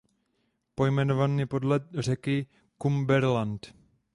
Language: Czech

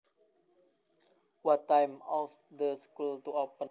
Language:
Javanese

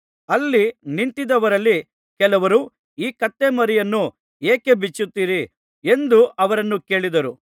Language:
Kannada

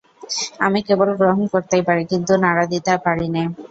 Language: Bangla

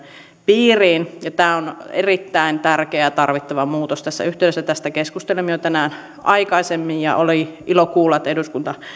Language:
Finnish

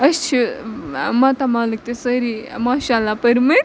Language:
Kashmiri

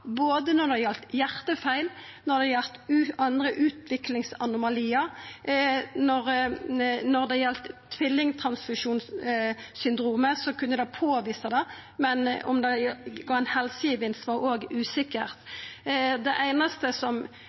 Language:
Norwegian Nynorsk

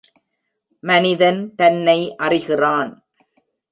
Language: Tamil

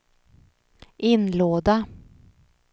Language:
Swedish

